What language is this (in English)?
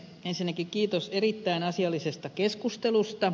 Finnish